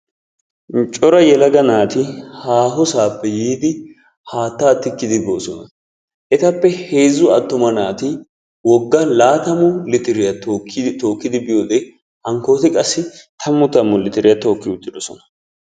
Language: Wolaytta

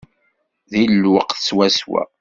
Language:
Kabyle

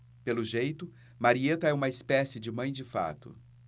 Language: Portuguese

